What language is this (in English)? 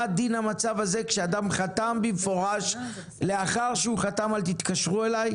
Hebrew